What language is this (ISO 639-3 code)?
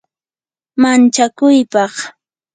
qur